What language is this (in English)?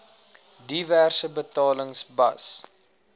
Afrikaans